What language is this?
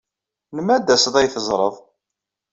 Kabyle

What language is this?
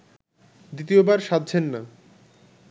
Bangla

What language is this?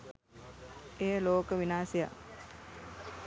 Sinhala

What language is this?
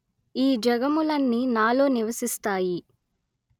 Telugu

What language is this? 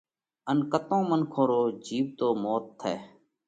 Parkari Koli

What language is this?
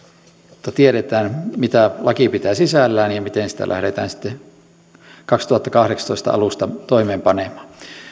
Finnish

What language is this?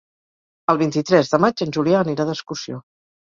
Catalan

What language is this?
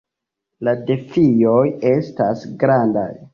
Esperanto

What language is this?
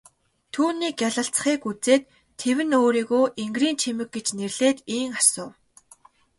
Mongolian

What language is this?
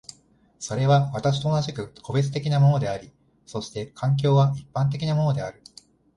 Japanese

